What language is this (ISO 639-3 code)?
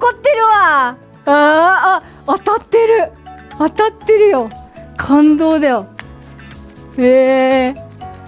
jpn